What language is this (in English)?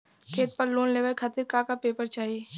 Bhojpuri